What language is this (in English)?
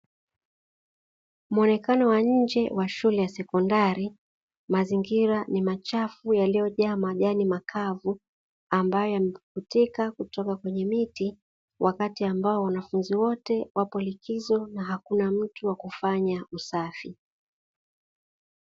Swahili